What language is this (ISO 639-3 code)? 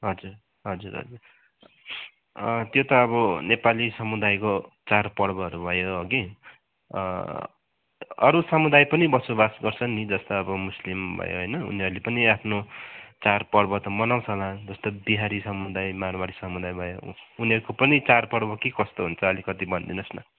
nep